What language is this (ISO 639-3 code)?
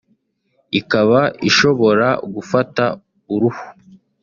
kin